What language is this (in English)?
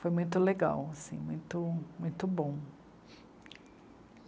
Portuguese